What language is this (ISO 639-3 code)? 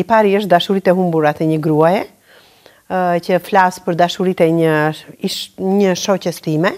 ukr